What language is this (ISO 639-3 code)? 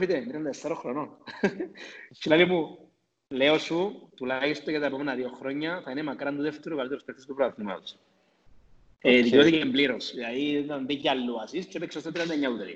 ell